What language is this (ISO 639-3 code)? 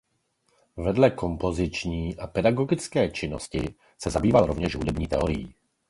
ces